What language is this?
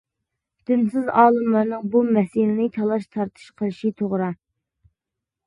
Uyghur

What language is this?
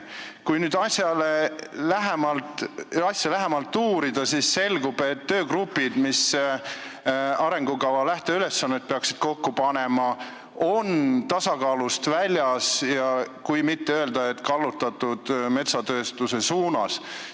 Estonian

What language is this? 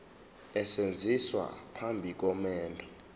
Zulu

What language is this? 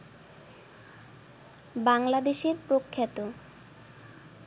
Bangla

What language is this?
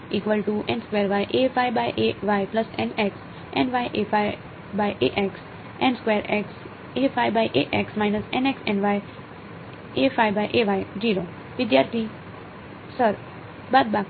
Gujarati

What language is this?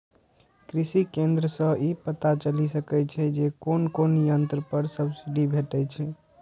Maithili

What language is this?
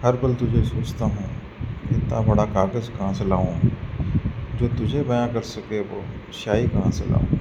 Hindi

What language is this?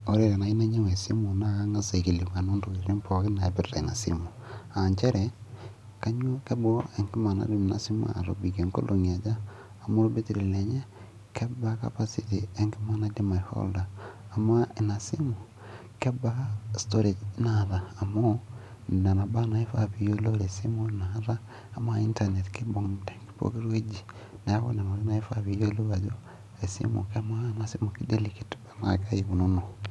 Masai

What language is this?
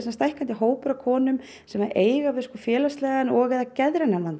Icelandic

